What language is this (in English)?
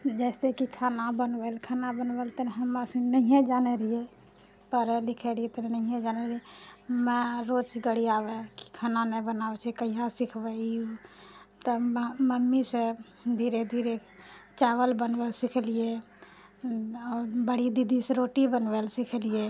Maithili